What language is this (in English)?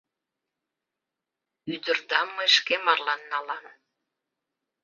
Mari